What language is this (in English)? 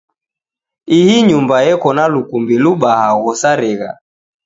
Taita